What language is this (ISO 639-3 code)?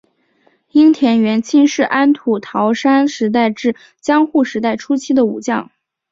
zho